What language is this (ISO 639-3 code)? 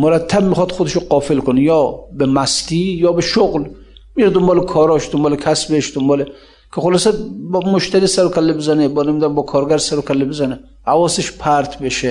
fas